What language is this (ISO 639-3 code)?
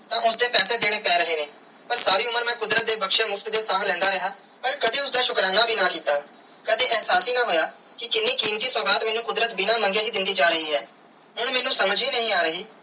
pan